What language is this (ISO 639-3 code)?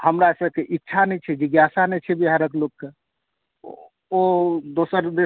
mai